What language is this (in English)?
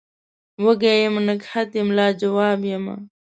Pashto